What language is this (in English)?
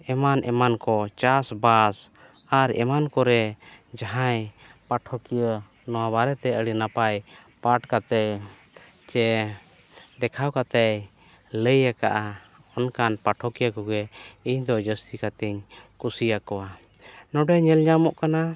Santali